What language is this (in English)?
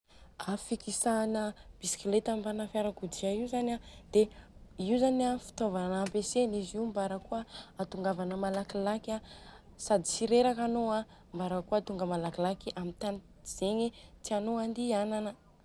Southern Betsimisaraka Malagasy